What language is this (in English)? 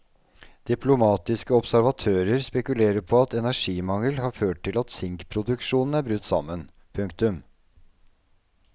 Norwegian